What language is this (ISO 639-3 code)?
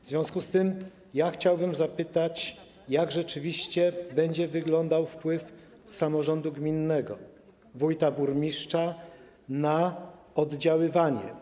pol